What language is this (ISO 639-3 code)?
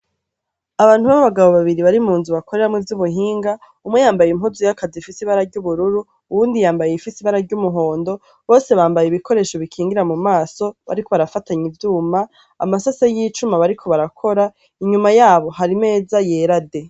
run